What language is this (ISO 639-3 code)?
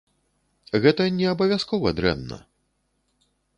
bel